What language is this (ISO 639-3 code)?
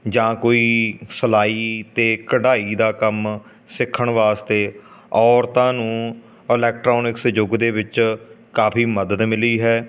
pan